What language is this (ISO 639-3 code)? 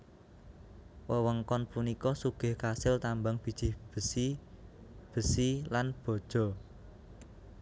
jav